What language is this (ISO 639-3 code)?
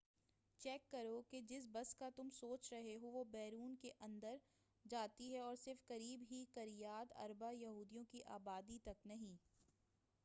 urd